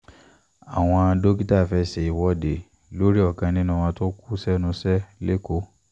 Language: Yoruba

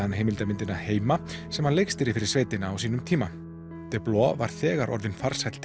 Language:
Icelandic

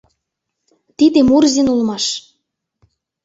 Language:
Mari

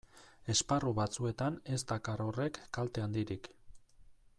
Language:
Basque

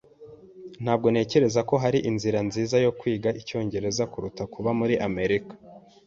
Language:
Kinyarwanda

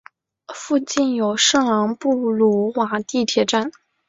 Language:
Chinese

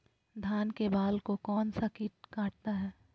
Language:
Magahi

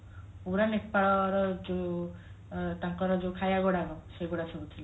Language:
Odia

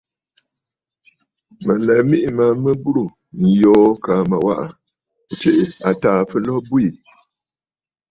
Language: Bafut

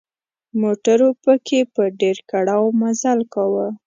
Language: Pashto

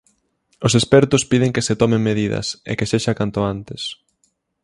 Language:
Galician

